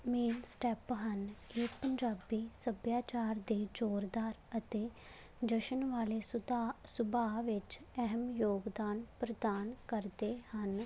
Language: Punjabi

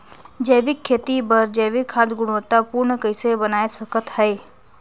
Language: Chhattisgarhi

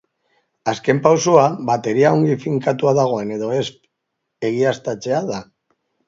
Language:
Basque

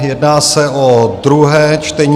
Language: Czech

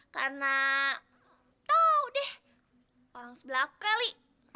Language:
Indonesian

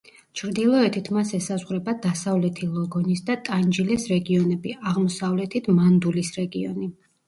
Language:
Georgian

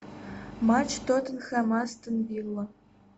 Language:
Russian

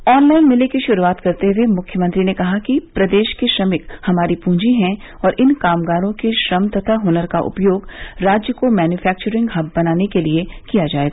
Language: Hindi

